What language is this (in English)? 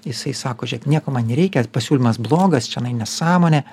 Lithuanian